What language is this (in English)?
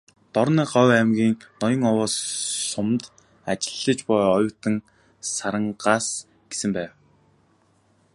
Mongolian